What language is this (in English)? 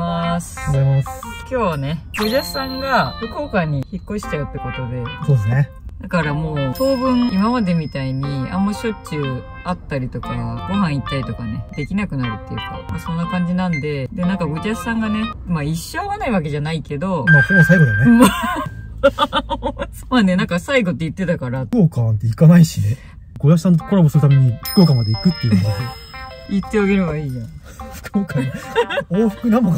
Japanese